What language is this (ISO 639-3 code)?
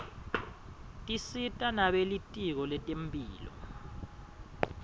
ssw